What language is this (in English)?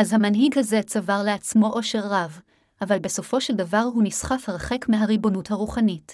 Hebrew